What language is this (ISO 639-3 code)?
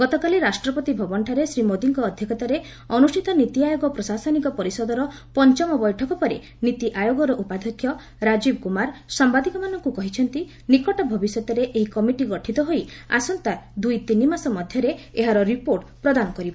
ori